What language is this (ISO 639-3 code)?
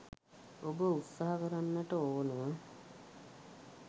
sin